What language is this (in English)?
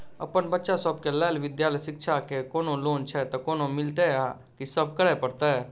Maithili